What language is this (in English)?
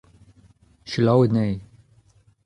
Breton